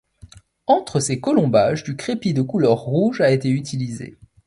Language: French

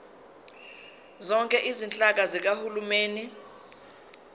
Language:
Zulu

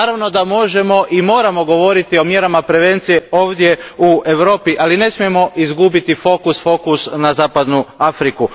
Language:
Croatian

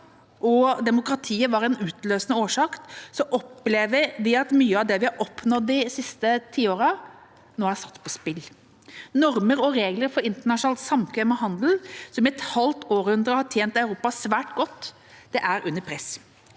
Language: Norwegian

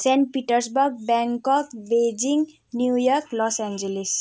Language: Nepali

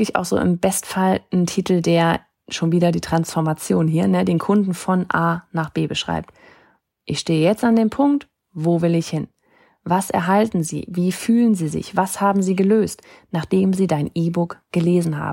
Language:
German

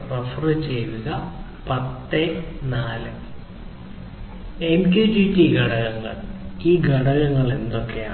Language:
Malayalam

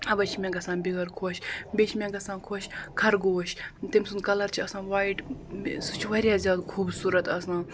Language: Kashmiri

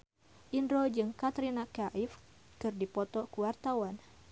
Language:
Sundanese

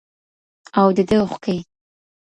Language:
Pashto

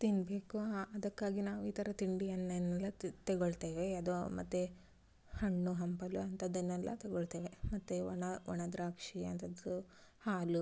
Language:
Kannada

